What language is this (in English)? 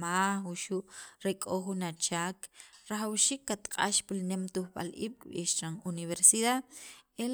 Sacapulteco